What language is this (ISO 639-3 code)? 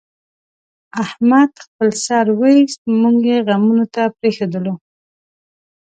pus